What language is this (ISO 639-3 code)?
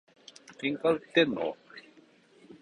jpn